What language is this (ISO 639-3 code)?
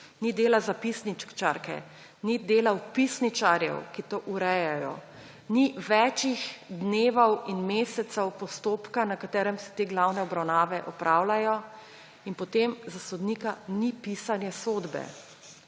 slv